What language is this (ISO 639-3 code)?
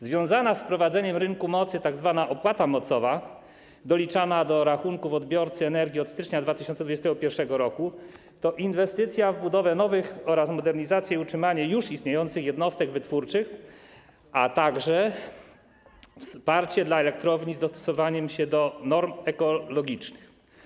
pol